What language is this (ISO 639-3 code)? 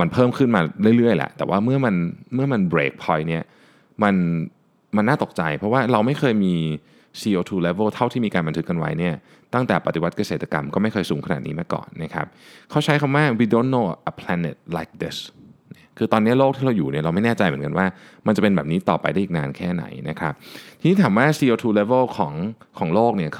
tha